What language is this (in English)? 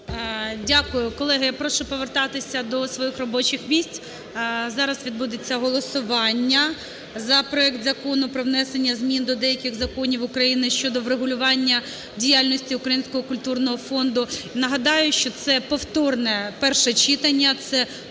Ukrainian